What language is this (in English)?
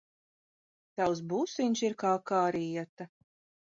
Latvian